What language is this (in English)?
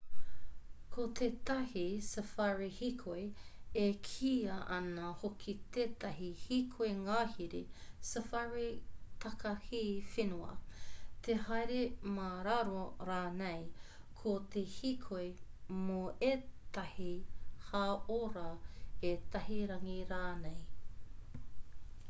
Māori